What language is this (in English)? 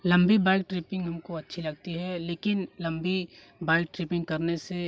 Hindi